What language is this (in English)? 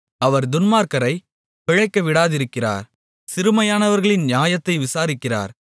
Tamil